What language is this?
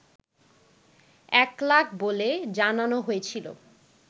Bangla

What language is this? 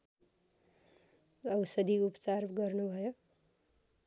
Nepali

